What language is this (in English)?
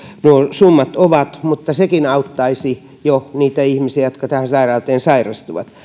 Finnish